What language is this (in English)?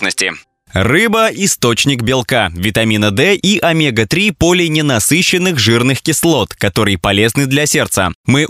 Russian